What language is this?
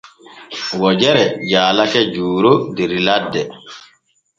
Borgu Fulfulde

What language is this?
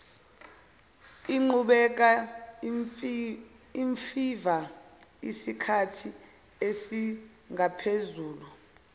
Zulu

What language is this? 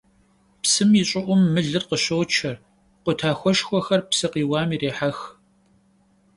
Kabardian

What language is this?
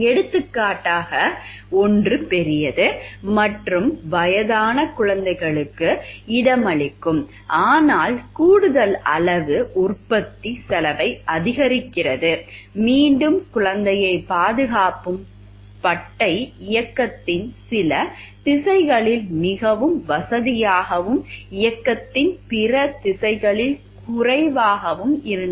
Tamil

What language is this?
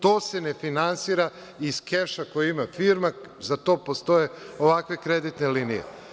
Serbian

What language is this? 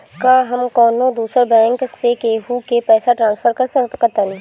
Bhojpuri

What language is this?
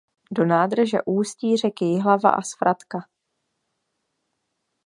Czech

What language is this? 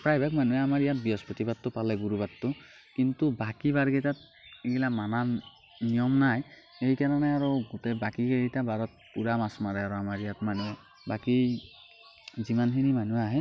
Assamese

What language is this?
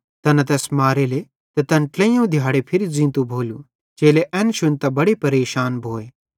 Bhadrawahi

